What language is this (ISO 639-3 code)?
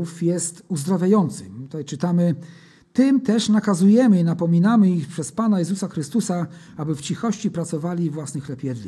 pol